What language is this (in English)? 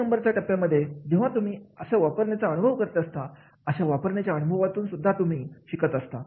Marathi